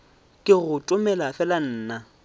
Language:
Northern Sotho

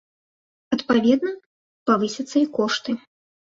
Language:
Belarusian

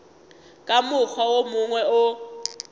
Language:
Northern Sotho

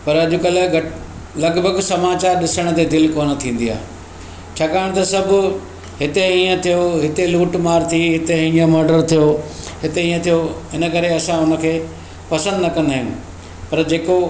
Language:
Sindhi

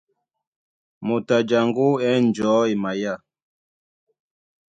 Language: Duala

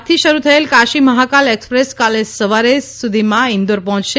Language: Gujarati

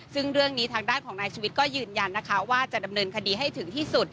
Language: Thai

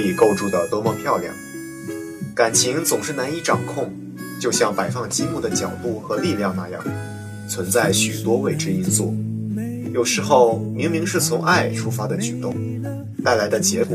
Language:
Chinese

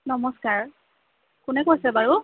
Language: Assamese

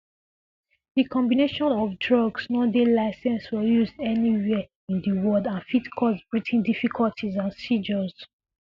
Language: Nigerian Pidgin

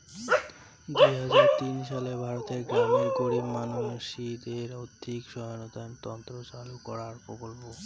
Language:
Bangla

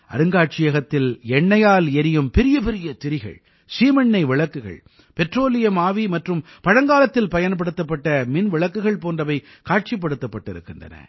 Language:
Tamil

